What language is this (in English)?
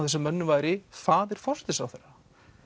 Icelandic